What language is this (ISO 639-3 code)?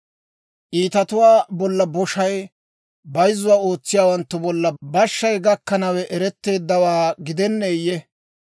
dwr